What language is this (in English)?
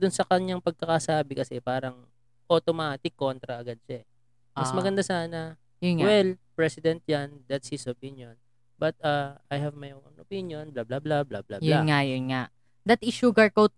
Filipino